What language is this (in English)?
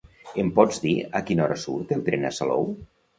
Catalan